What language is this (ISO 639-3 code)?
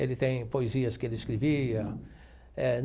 por